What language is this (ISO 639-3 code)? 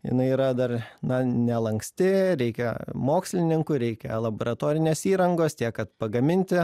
lit